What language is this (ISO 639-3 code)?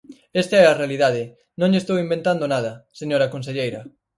glg